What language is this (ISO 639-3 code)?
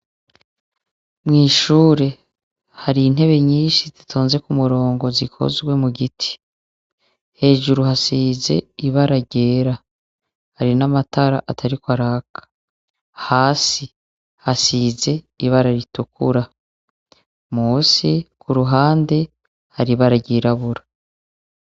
run